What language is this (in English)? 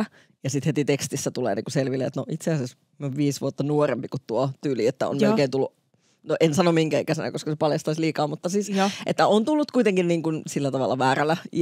Finnish